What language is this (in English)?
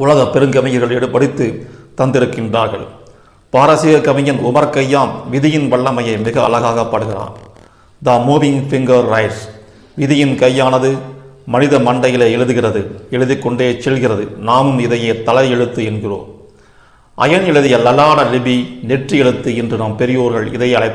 Tamil